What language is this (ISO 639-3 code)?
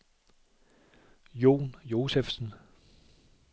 dan